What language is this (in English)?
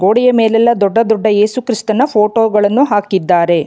Kannada